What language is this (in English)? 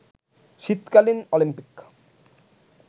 Bangla